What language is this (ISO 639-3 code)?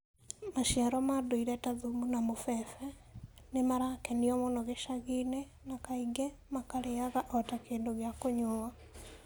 kik